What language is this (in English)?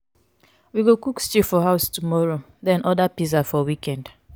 Nigerian Pidgin